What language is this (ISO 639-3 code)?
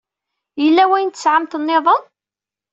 kab